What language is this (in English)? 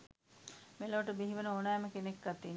Sinhala